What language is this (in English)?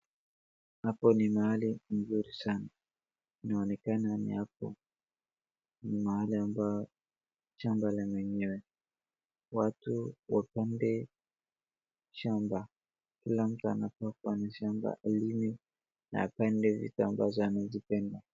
Swahili